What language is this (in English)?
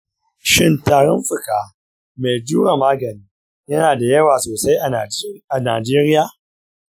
Hausa